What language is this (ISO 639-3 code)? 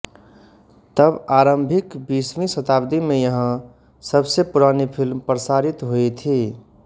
hin